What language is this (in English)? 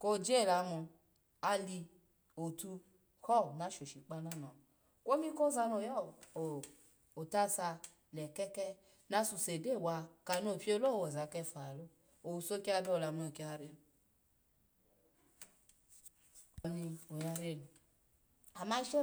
Alago